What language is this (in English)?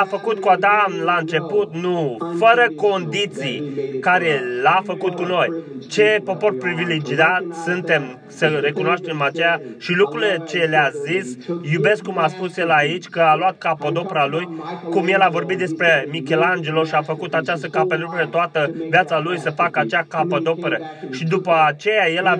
Romanian